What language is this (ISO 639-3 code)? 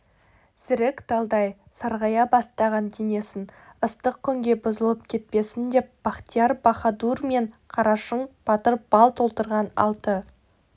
kaz